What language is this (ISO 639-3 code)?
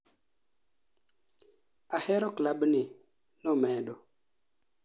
luo